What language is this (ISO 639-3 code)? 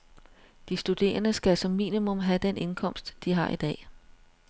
dan